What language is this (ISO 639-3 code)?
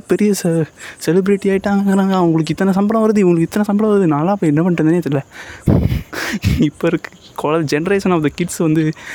tam